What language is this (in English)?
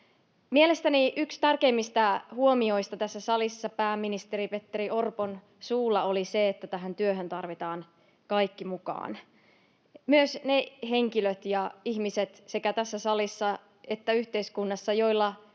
Finnish